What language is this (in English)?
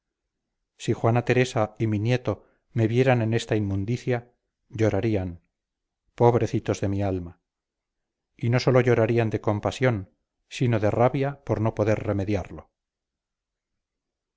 Spanish